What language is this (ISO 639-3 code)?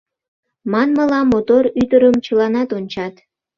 chm